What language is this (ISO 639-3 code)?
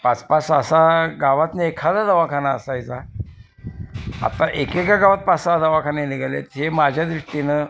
mar